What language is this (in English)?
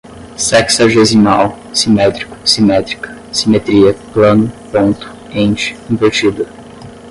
Portuguese